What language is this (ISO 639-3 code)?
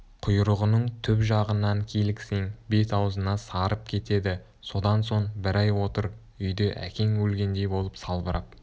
kaz